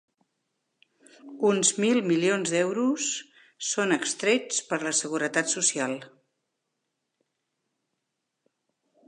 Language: Catalan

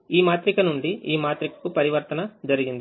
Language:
Telugu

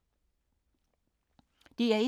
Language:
Danish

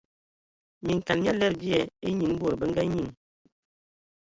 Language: Ewondo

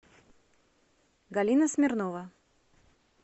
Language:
Russian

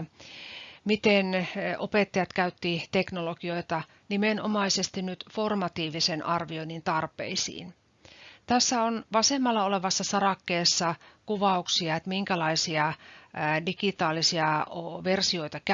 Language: Finnish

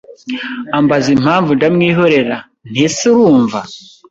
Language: Kinyarwanda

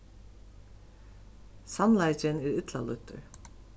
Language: Faroese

